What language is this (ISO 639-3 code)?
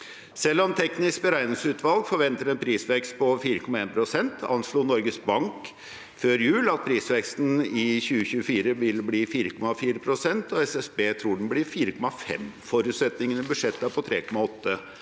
nor